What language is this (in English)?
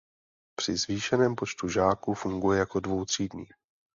Czech